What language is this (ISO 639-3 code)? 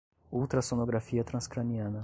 por